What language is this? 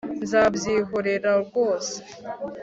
Kinyarwanda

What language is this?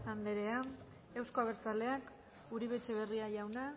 Basque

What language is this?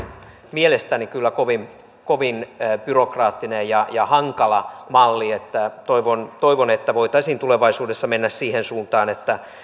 Finnish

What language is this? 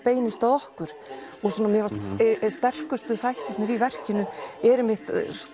Icelandic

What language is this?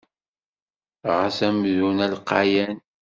Kabyle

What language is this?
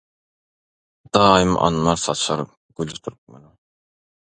Turkmen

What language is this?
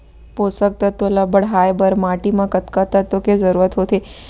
Chhattisgarhi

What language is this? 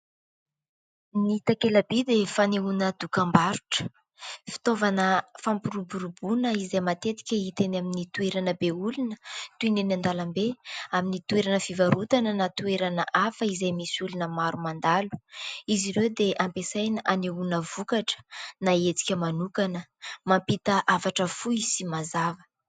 Malagasy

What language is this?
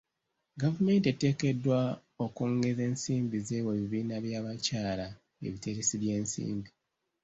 Ganda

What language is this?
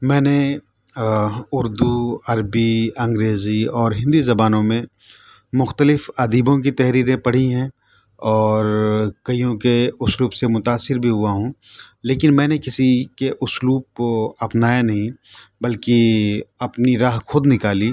Urdu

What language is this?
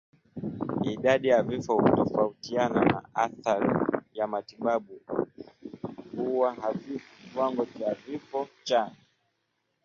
Swahili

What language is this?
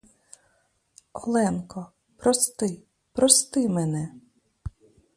Ukrainian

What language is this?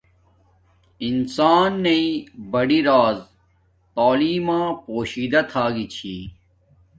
Domaaki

